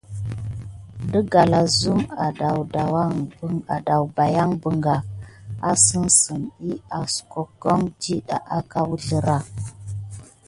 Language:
Gidar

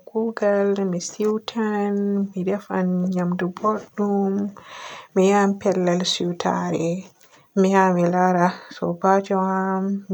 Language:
Borgu Fulfulde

